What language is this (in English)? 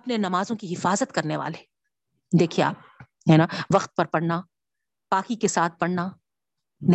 Urdu